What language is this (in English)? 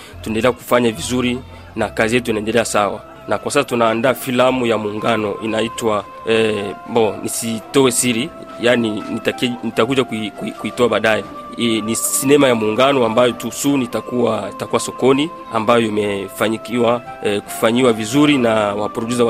Swahili